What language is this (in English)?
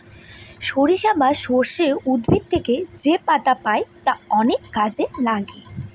Bangla